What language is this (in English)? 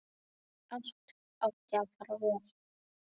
Icelandic